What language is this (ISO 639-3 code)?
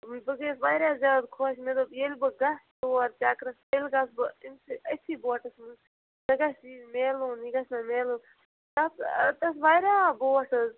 kas